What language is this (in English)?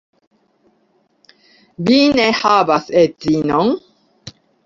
Esperanto